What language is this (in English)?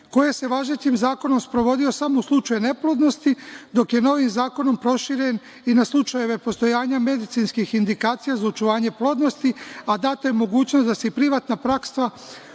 Serbian